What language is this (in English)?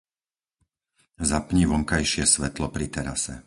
Slovak